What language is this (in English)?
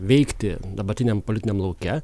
Lithuanian